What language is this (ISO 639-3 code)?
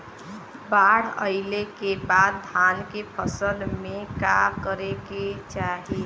bho